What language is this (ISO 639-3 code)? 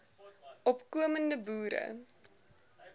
afr